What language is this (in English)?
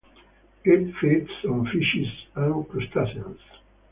English